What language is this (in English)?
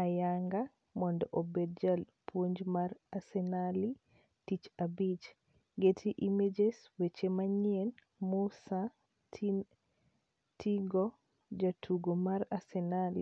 Luo (Kenya and Tanzania)